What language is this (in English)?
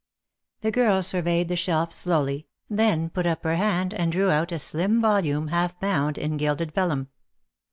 English